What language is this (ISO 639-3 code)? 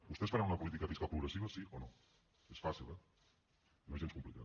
cat